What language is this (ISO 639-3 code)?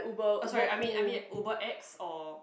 eng